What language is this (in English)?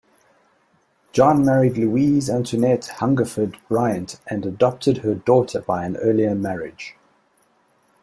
English